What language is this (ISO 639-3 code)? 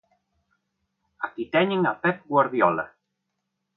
glg